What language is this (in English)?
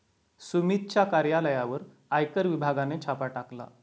Marathi